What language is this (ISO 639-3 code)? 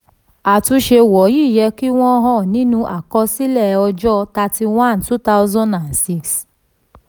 yor